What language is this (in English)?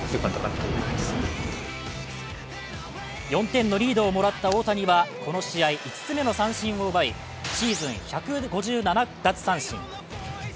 Japanese